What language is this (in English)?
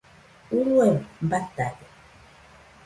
Nüpode Huitoto